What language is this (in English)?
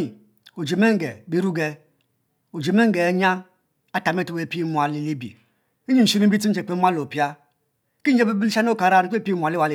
Mbe